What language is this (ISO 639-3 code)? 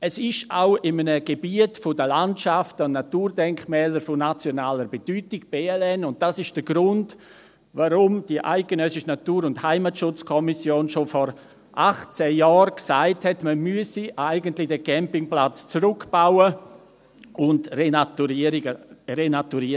gsw